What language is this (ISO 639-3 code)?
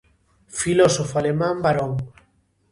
glg